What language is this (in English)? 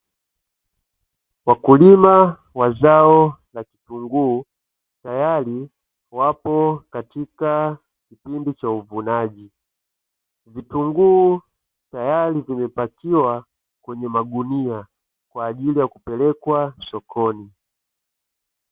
Swahili